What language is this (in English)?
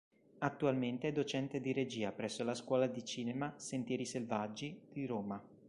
Italian